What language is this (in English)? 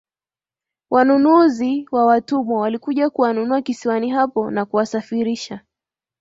Swahili